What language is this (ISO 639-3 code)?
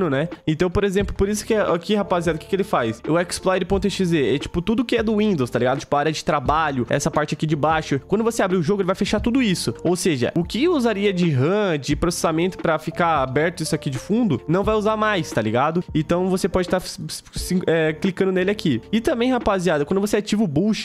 por